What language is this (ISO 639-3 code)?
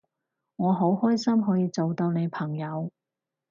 yue